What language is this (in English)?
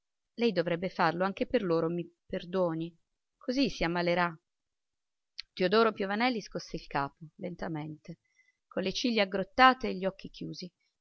Italian